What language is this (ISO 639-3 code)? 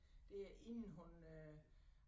dan